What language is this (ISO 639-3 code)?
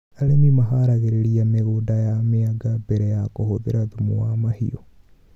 kik